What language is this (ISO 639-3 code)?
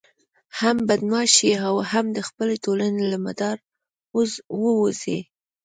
pus